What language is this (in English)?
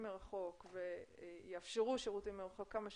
Hebrew